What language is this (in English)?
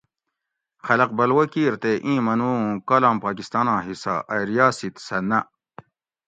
Gawri